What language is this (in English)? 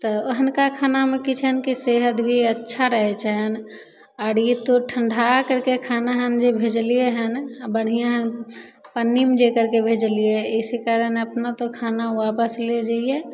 Maithili